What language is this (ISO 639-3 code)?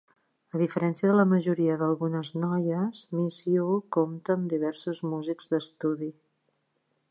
cat